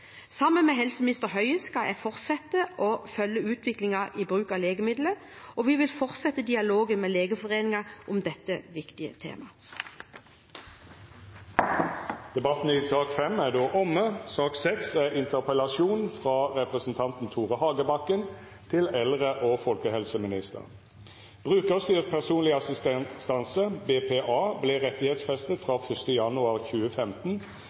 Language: Norwegian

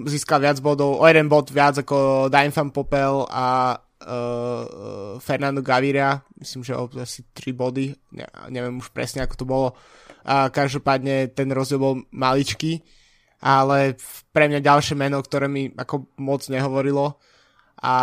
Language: Slovak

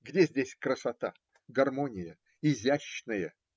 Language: Russian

